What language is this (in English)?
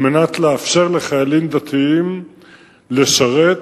Hebrew